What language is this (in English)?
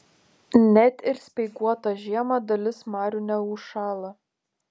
Lithuanian